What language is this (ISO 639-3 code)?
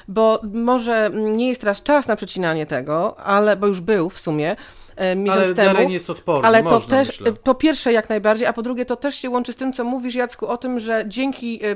pol